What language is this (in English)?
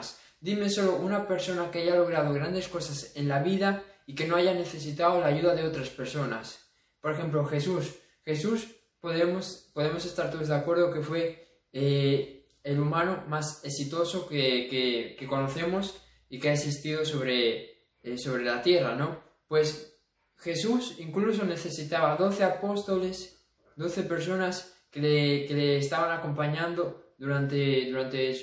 Spanish